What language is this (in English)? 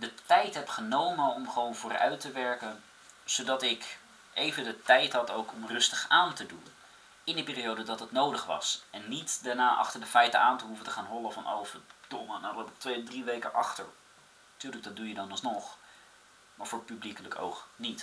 Dutch